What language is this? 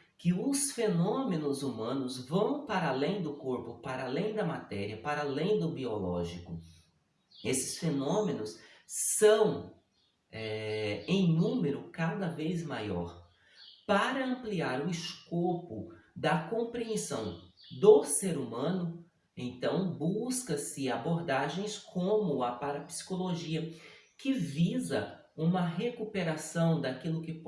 Portuguese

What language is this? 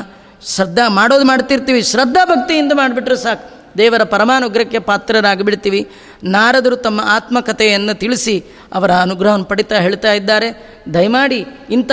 Kannada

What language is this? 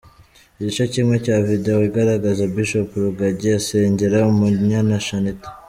Kinyarwanda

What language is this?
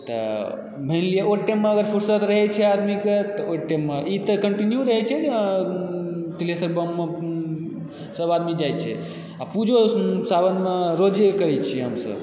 Maithili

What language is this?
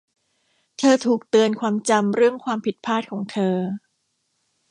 Thai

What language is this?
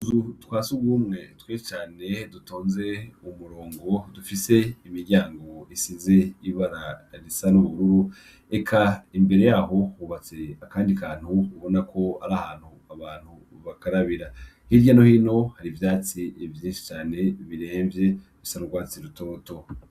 Rundi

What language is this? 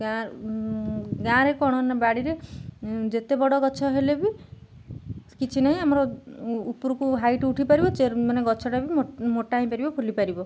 Odia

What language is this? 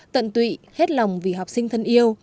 Vietnamese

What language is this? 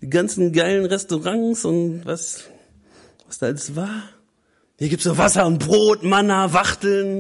German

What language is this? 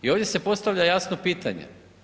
Croatian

